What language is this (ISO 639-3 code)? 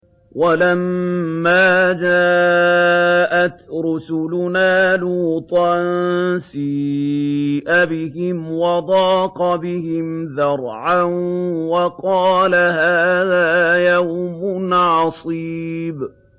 ara